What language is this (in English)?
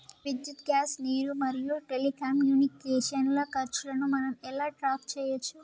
Telugu